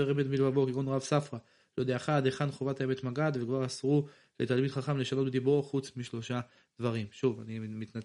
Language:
Hebrew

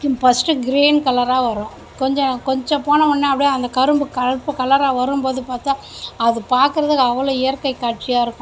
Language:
Tamil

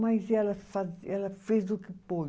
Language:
Portuguese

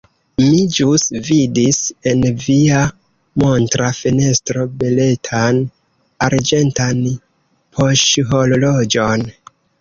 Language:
Esperanto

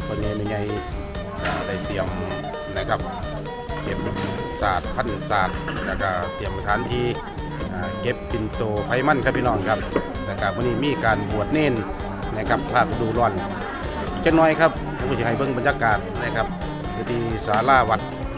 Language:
Thai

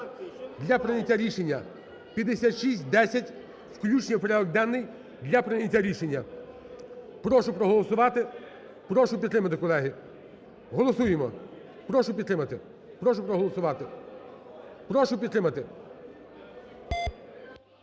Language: Ukrainian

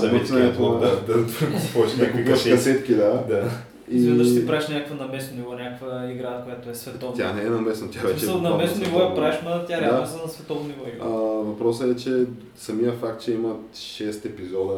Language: Bulgarian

